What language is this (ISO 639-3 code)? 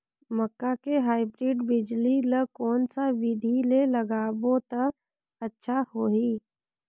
hne